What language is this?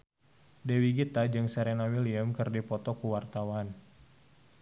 Sundanese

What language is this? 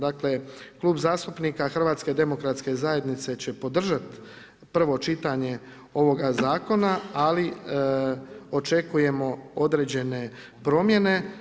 Croatian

